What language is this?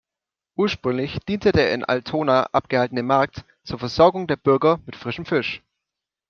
German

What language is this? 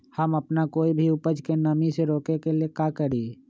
Magahi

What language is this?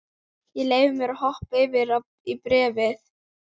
Icelandic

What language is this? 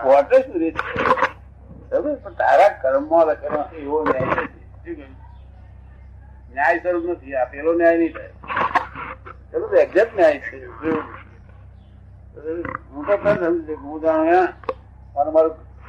Gujarati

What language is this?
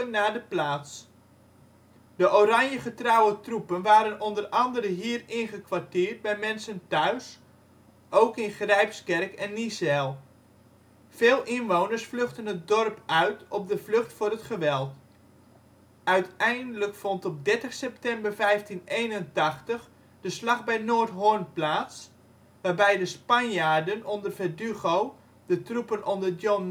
Dutch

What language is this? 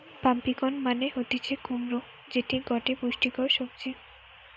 Bangla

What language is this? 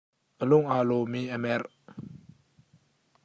Hakha Chin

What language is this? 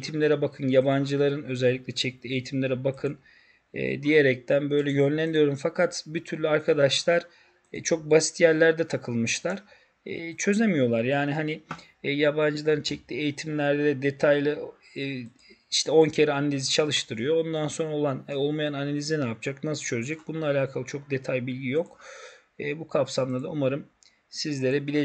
Turkish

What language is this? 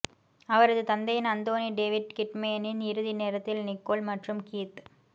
Tamil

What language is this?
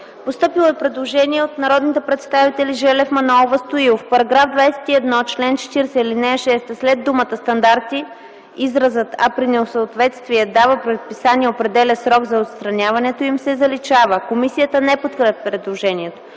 Bulgarian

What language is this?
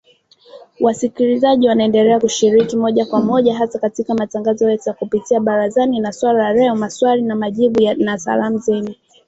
Swahili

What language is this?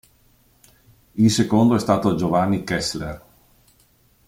Italian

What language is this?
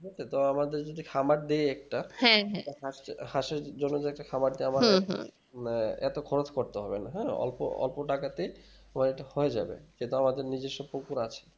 Bangla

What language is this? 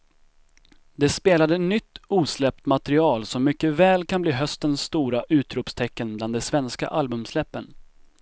Swedish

